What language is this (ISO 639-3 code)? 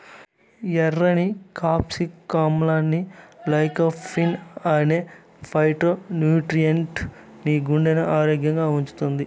tel